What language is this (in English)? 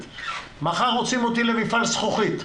Hebrew